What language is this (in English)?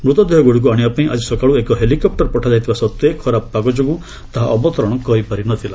Odia